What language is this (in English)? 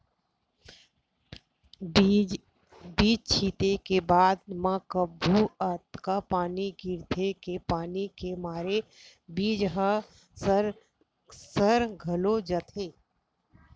Chhattisgarhi